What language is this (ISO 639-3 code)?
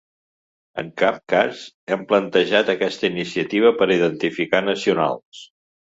cat